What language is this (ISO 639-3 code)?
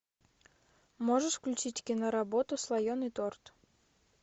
rus